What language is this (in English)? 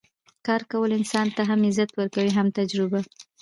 Pashto